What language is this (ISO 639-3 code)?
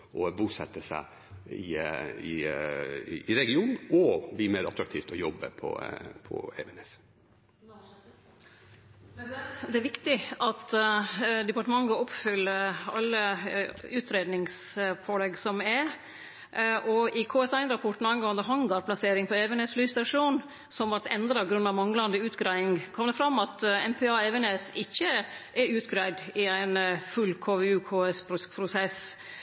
nor